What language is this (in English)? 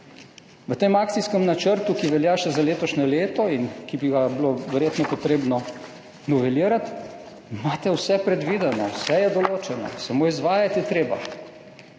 Slovenian